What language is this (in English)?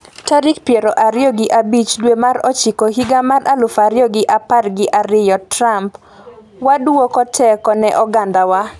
Luo (Kenya and Tanzania)